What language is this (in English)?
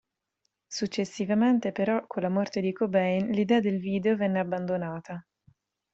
Italian